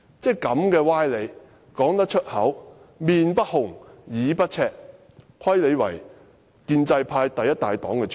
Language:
Cantonese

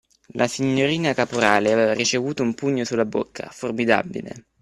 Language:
Italian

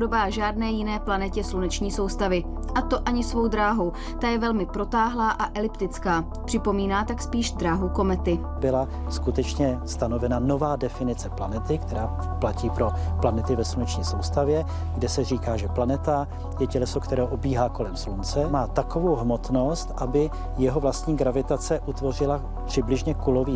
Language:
Czech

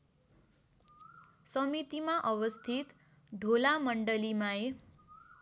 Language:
Nepali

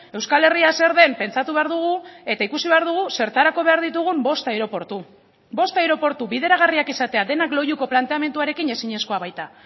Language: Basque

